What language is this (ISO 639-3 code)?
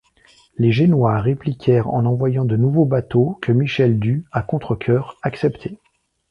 fra